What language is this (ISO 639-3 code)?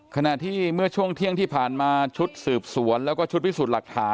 tha